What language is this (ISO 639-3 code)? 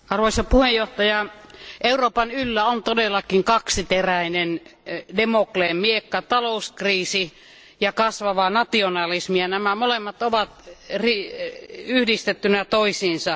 fin